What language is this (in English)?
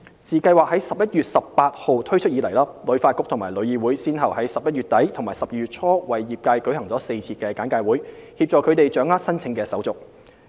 Cantonese